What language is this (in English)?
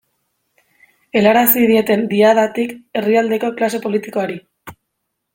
Basque